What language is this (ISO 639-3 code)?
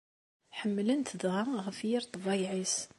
kab